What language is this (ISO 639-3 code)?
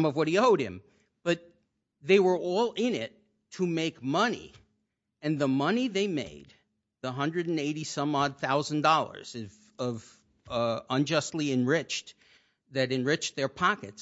eng